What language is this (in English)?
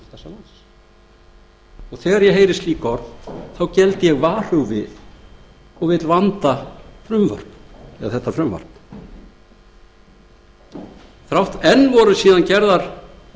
Icelandic